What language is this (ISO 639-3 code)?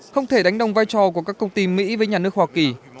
vie